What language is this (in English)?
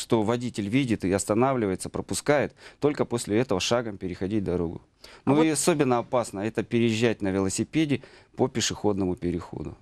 Russian